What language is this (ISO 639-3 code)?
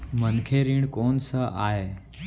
hne